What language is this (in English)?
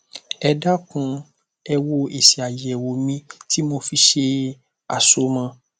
Yoruba